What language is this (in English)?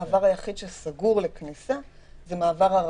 Hebrew